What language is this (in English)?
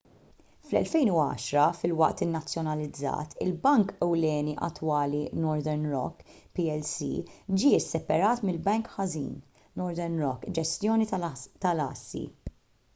Maltese